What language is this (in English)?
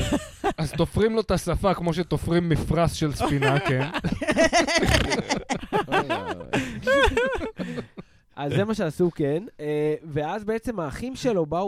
Hebrew